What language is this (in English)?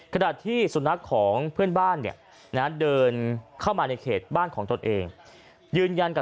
Thai